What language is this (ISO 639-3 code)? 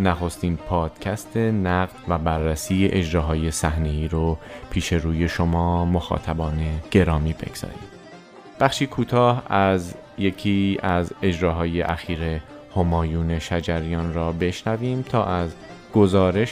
fas